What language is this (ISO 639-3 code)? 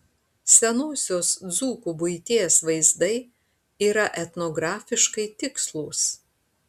lit